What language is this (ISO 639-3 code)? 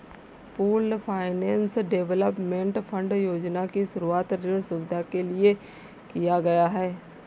hin